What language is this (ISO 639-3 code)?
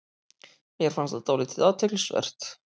isl